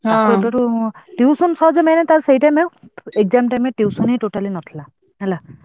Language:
Odia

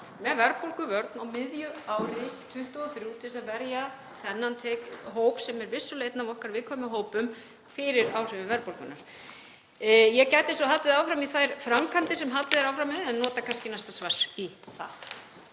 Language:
Icelandic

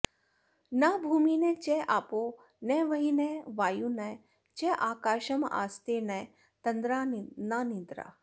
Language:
Sanskrit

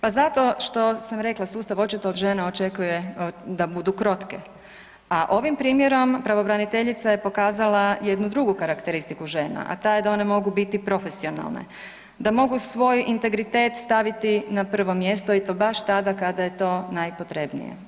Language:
Croatian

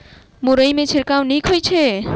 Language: Maithili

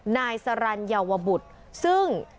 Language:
Thai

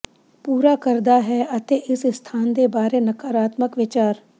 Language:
Punjabi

